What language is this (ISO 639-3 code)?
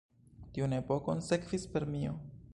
epo